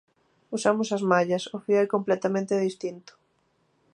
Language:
Galician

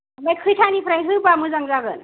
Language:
Bodo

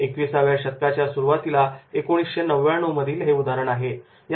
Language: Marathi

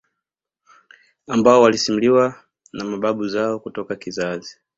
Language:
Swahili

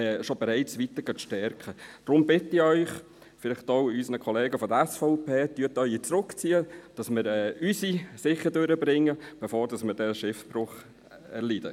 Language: Swiss German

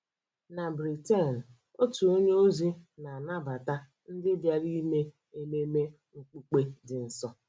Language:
Igbo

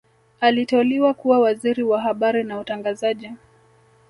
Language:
Swahili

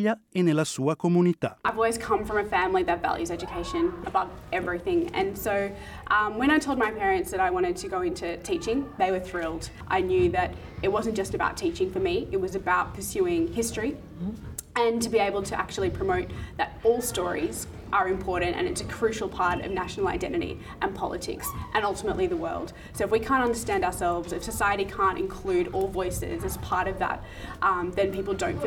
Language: Italian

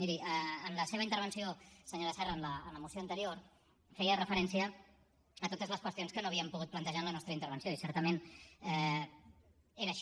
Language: Catalan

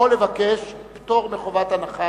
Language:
Hebrew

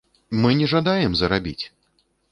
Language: Belarusian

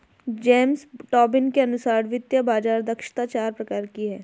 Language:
Hindi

